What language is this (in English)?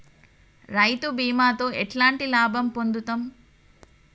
Telugu